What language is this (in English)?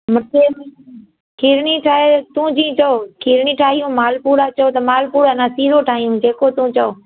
Sindhi